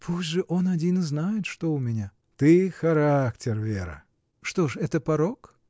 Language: Russian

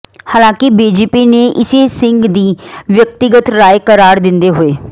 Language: Punjabi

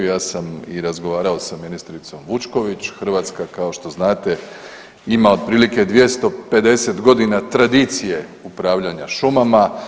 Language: Croatian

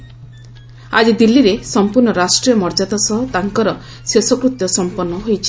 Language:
Odia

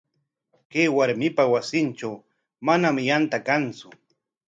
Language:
Corongo Ancash Quechua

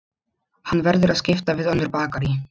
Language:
Icelandic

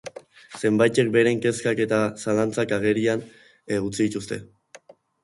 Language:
Basque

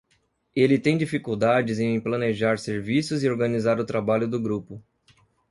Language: Portuguese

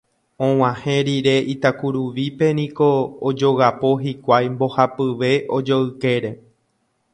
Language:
Guarani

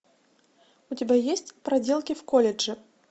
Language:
Russian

